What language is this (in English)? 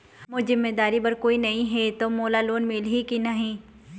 Chhattisgarhi